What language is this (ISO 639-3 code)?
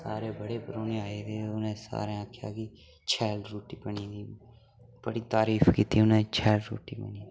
doi